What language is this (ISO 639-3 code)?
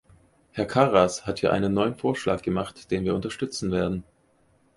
deu